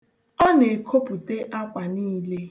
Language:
Igbo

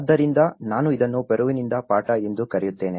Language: Kannada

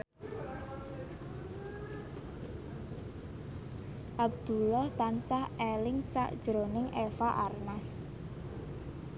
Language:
Javanese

